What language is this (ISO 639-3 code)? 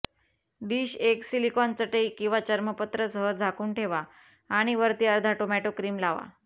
mar